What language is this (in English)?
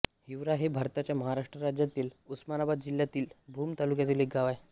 Marathi